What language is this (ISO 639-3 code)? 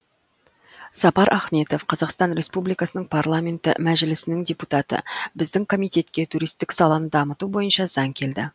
kaz